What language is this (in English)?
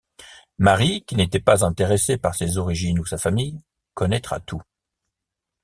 French